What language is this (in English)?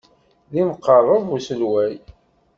Kabyle